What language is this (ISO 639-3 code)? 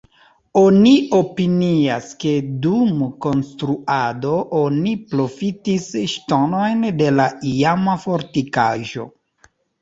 epo